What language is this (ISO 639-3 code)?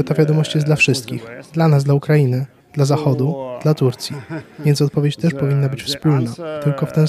pol